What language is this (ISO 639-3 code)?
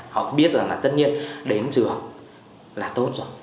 vie